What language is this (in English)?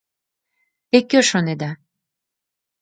Mari